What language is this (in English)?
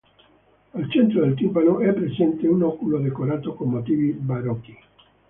Italian